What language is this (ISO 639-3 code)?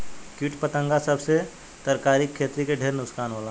bho